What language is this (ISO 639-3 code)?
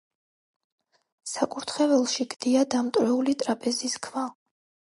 kat